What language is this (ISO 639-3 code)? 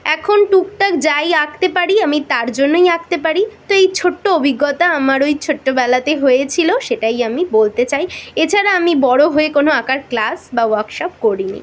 ben